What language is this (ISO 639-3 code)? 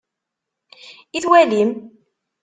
kab